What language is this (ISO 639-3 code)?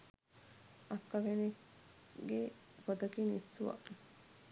sin